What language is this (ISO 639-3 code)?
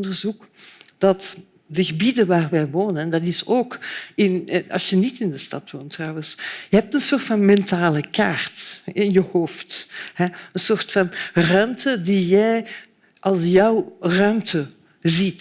nld